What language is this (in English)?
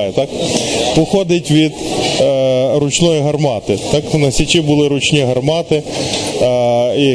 Ukrainian